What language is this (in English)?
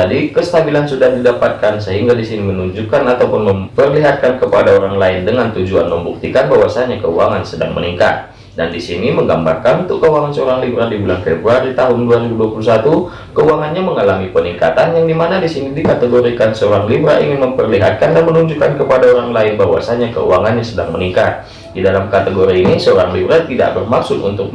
Indonesian